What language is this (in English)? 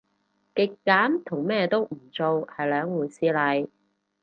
Cantonese